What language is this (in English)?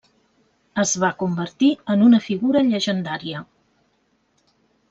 Catalan